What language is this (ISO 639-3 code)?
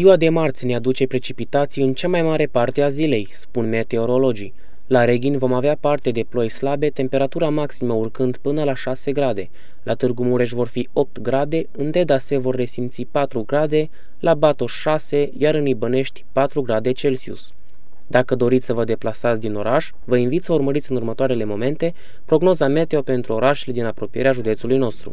ron